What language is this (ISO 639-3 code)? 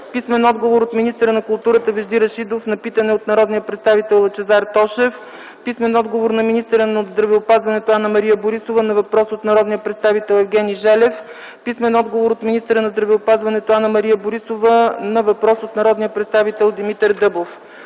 bul